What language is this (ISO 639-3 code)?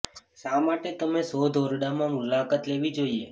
guj